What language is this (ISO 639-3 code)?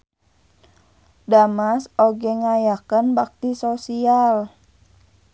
sun